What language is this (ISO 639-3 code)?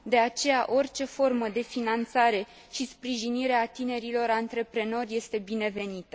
ron